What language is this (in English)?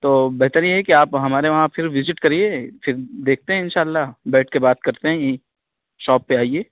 Urdu